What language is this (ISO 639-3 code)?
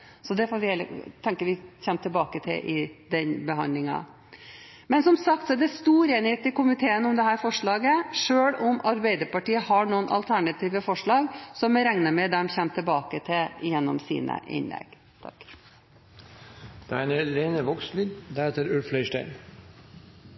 nob